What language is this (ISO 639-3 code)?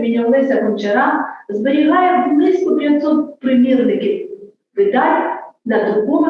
ukr